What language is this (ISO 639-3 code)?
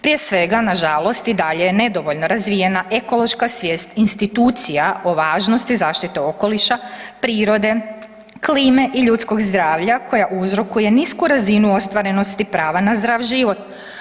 hrv